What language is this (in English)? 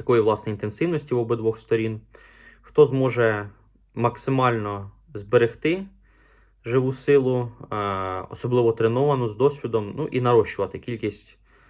Ukrainian